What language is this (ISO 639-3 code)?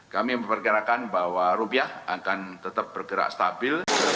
ind